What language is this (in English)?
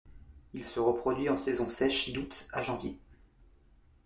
French